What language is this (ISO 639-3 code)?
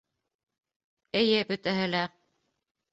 bak